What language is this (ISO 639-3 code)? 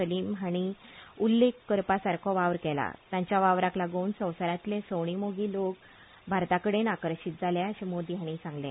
kok